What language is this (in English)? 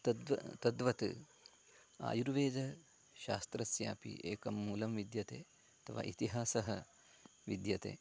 Sanskrit